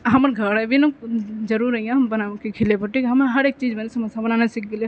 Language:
Maithili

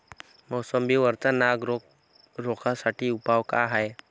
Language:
Marathi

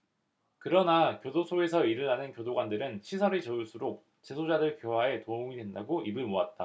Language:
Korean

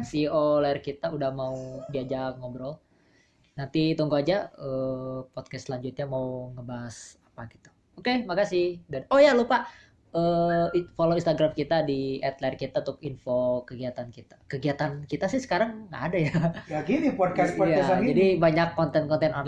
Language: Indonesian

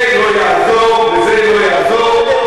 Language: Hebrew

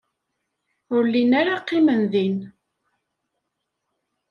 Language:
Kabyle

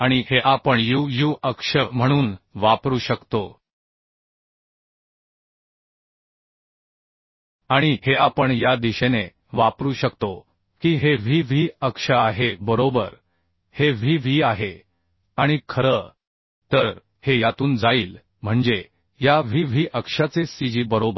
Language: Marathi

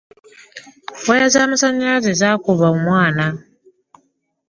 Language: Ganda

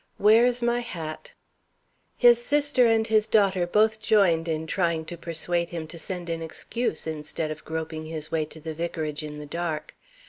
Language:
English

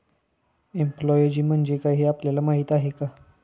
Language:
Marathi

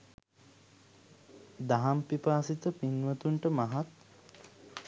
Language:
Sinhala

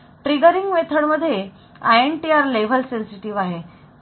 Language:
Marathi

